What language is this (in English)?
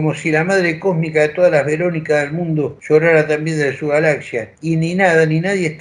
Spanish